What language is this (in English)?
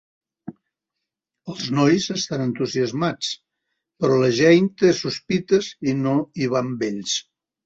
Catalan